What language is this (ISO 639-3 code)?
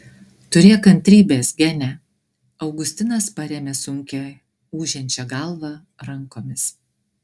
lit